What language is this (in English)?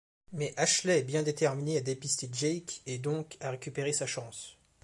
French